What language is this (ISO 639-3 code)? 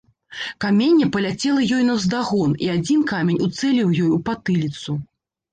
bel